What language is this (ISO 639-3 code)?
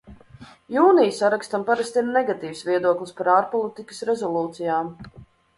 lav